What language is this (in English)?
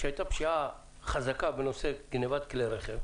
Hebrew